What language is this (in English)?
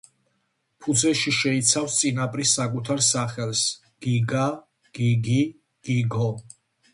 Georgian